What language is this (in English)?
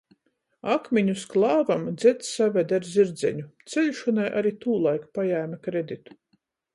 Latgalian